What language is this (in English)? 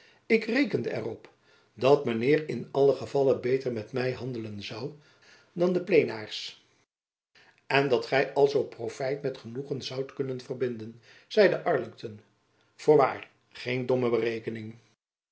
Dutch